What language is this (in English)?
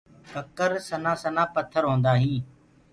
Gurgula